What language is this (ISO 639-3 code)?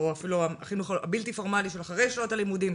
heb